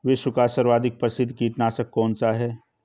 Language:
Hindi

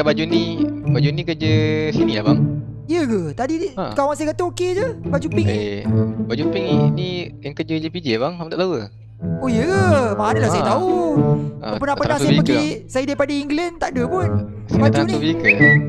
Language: Malay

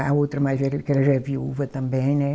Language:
Portuguese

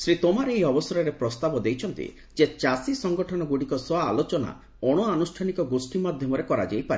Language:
Odia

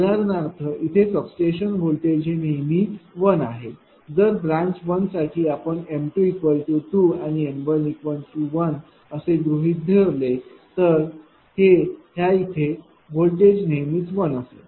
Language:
Marathi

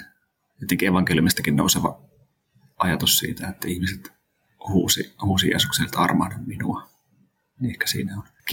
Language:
Finnish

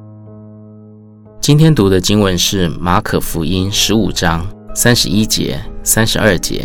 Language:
Chinese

